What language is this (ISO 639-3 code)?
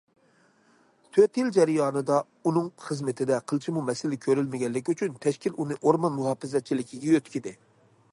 uig